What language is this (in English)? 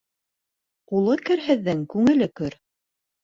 Bashkir